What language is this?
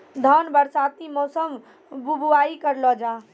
Maithili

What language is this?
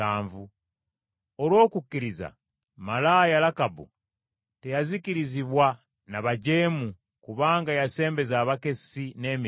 Ganda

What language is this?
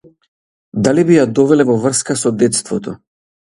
Macedonian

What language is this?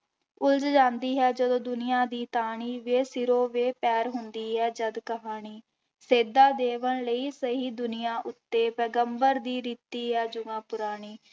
Punjabi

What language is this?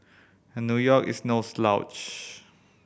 English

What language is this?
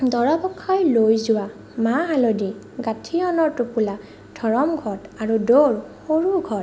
Assamese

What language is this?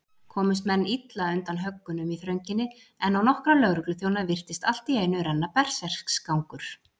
Icelandic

